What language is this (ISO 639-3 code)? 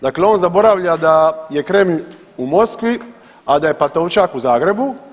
hrv